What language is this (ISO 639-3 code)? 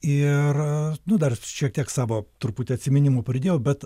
lit